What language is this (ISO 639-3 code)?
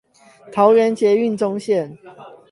zho